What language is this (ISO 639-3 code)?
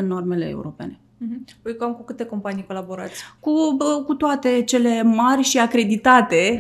ron